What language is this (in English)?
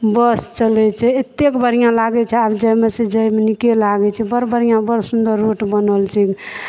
Maithili